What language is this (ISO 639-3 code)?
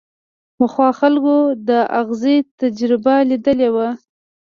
pus